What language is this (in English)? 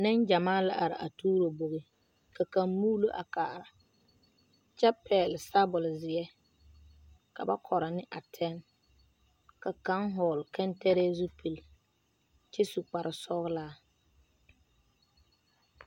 Southern Dagaare